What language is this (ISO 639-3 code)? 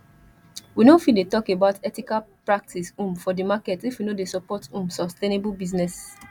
pcm